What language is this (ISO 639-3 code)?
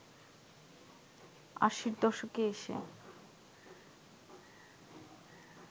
ben